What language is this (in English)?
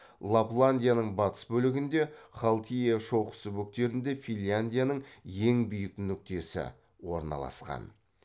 Kazakh